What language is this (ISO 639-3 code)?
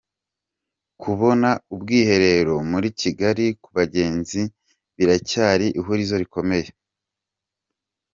kin